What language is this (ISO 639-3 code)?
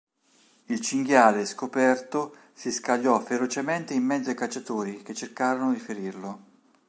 ita